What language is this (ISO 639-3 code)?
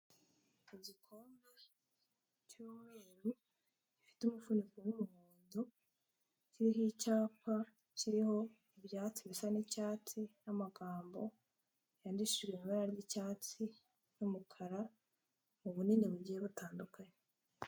kin